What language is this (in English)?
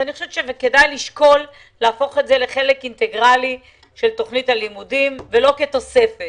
Hebrew